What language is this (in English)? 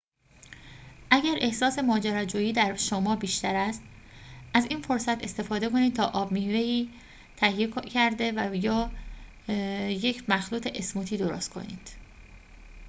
Persian